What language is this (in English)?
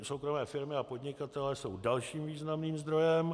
Czech